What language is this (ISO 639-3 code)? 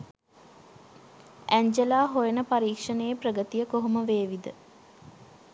sin